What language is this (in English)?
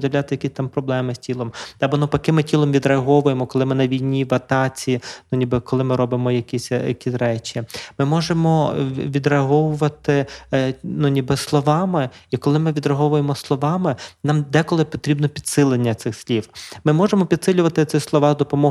Ukrainian